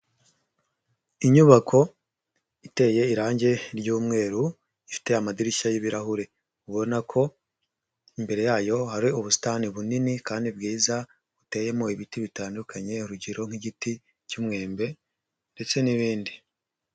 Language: Kinyarwanda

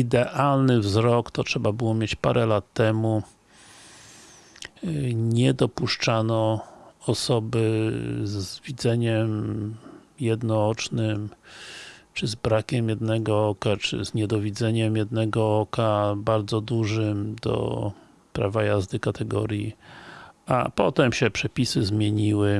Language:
Polish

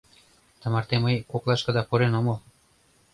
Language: Mari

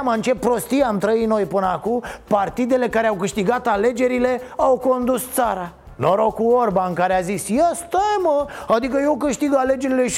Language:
Romanian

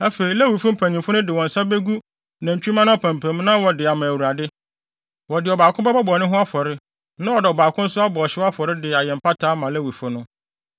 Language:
Akan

